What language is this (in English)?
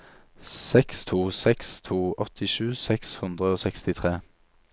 Norwegian